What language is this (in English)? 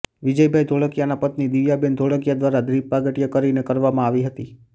Gujarati